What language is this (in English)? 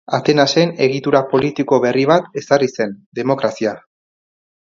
Basque